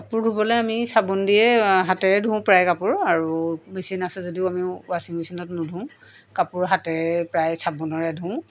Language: Assamese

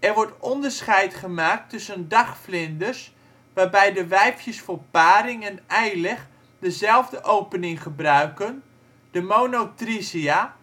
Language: Dutch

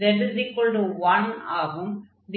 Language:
Tamil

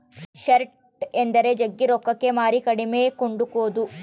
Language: Kannada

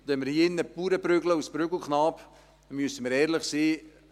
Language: Swiss German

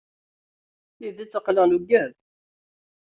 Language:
Kabyle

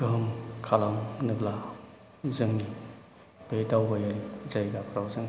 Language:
Bodo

